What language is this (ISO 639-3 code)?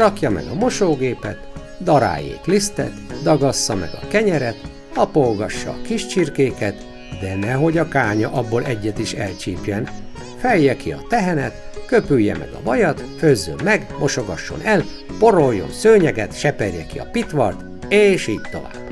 hun